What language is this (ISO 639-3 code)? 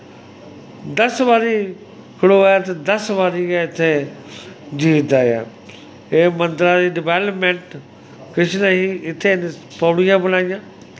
doi